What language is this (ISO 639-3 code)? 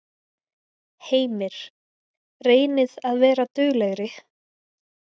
isl